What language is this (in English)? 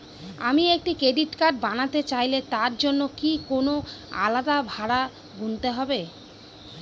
Bangla